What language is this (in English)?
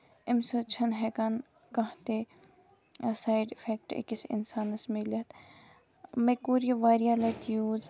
Kashmiri